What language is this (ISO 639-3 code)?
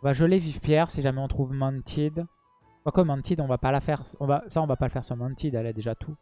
fra